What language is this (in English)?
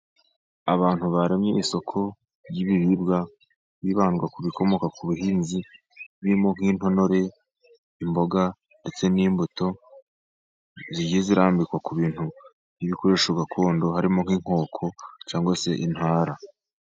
Kinyarwanda